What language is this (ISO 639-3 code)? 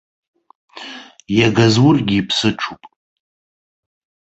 abk